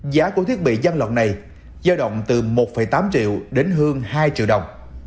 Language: Vietnamese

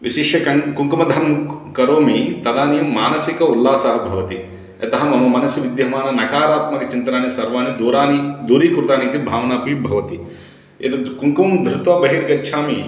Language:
Sanskrit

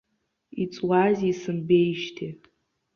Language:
Abkhazian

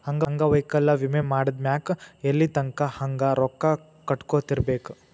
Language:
Kannada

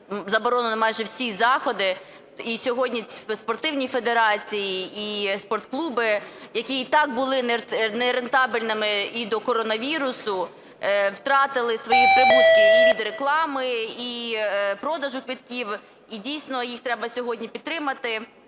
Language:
Ukrainian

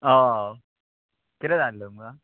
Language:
Konkani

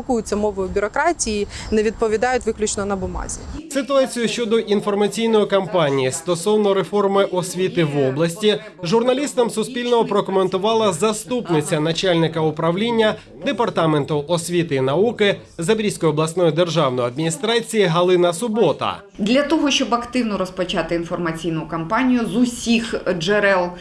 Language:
Ukrainian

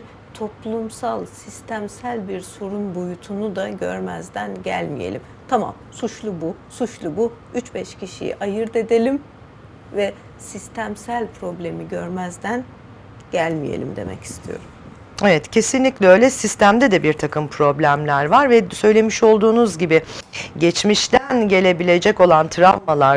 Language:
Turkish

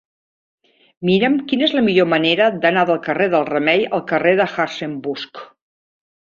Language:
Catalan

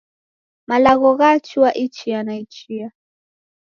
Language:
Taita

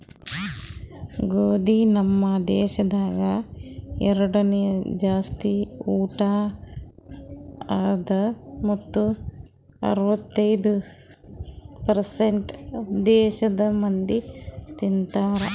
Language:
Kannada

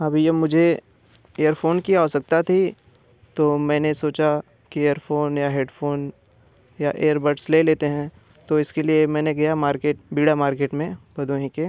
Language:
Hindi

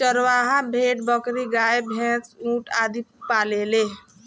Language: Bhojpuri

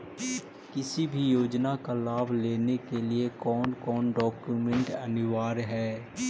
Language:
Magahi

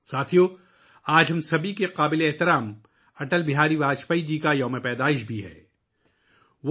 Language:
Urdu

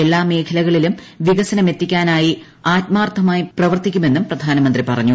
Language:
Malayalam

